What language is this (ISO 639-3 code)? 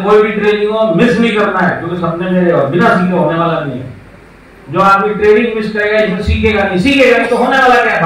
hin